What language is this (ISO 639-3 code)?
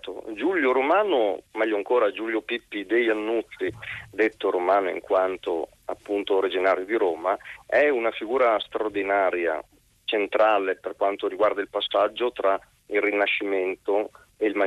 ita